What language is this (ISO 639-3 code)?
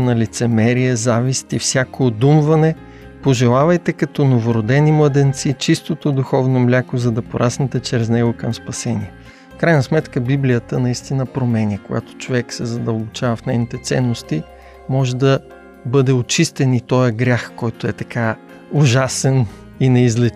bul